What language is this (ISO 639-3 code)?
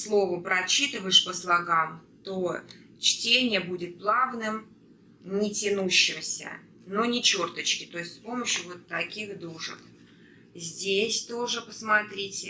rus